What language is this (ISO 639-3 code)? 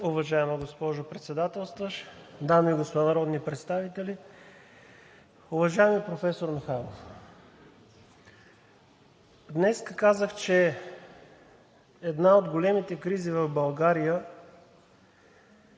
bul